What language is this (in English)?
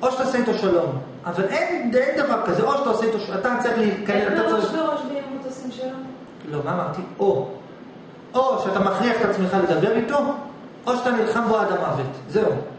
Hebrew